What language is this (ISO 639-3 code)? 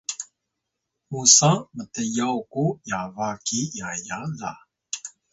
tay